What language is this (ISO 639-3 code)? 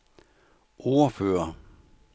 dan